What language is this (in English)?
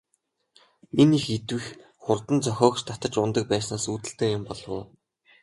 Mongolian